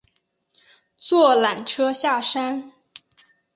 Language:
Chinese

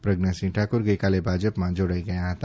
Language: Gujarati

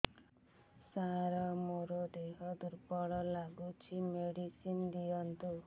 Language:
Odia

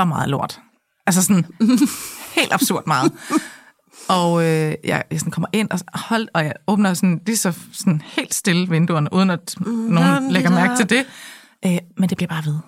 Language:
Danish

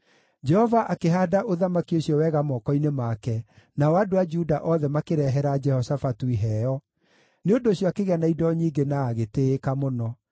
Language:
Kikuyu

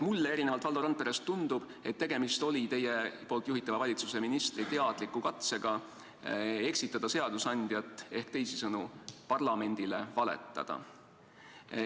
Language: Estonian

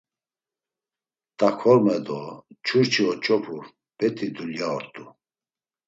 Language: Laz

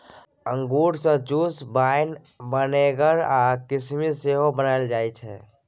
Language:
Maithili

